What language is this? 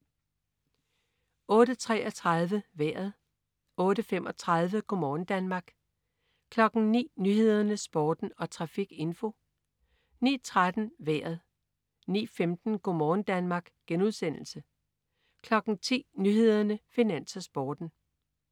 Danish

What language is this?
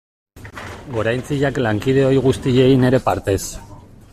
Basque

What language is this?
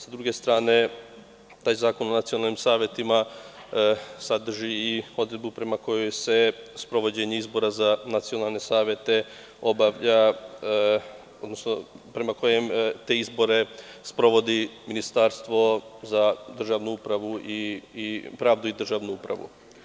Serbian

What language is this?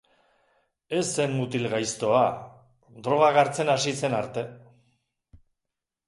Basque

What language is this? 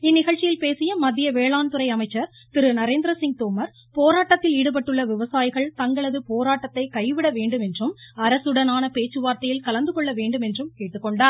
Tamil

